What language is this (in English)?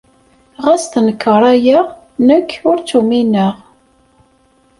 Kabyle